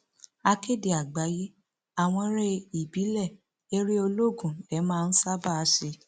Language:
Yoruba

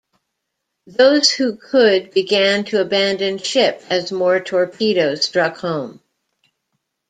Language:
English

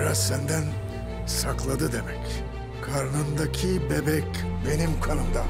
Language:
Turkish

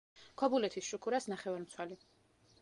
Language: Georgian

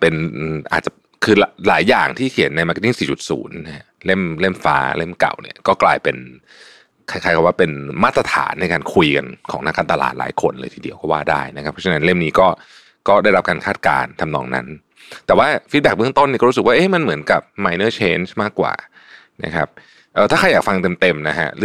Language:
Thai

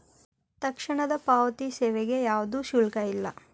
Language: Kannada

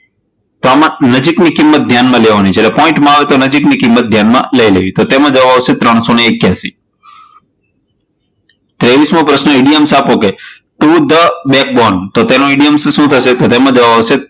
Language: Gujarati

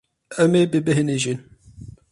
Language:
Kurdish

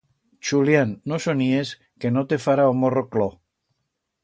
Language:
Aragonese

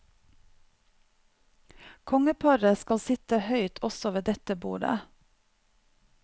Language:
Norwegian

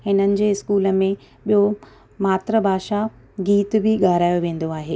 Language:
Sindhi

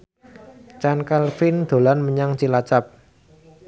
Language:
Javanese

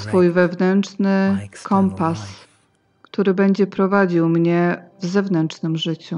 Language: Polish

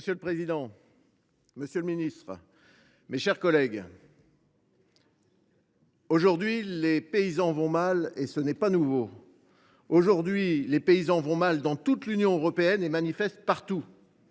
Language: French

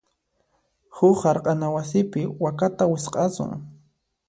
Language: Puno Quechua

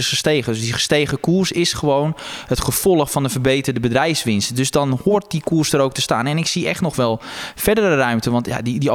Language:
Dutch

